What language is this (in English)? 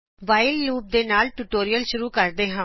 Punjabi